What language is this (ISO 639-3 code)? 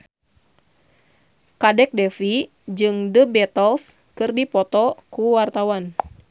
sun